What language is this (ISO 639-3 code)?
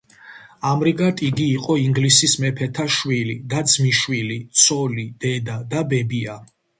kat